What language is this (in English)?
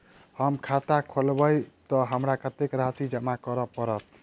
Maithili